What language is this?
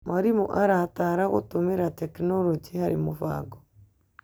Kikuyu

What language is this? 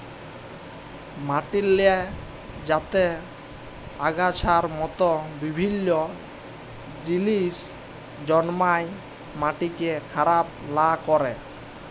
Bangla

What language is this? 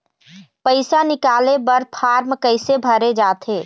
Chhattisgarhi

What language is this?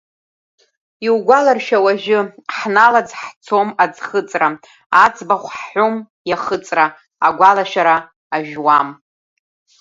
Abkhazian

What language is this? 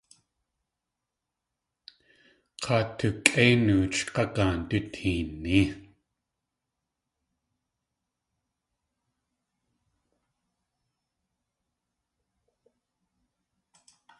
Tlingit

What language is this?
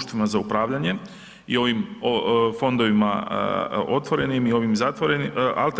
Croatian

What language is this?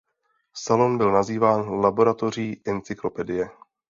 Czech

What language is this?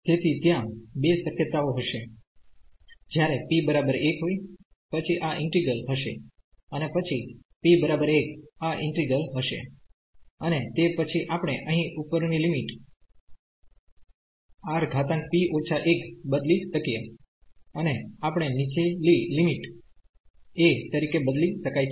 Gujarati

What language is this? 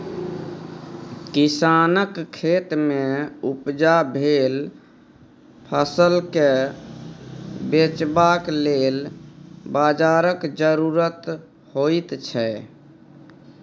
Maithili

